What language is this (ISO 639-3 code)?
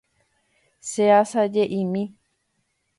grn